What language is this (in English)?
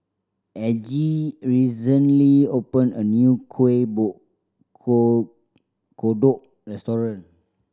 English